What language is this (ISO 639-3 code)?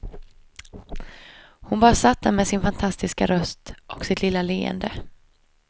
swe